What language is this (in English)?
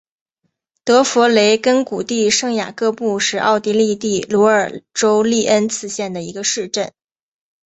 Chinese